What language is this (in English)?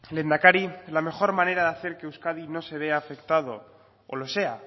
Spanish